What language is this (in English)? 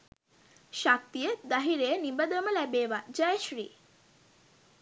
Sinhala